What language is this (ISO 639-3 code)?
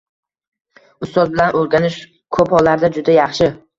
uzb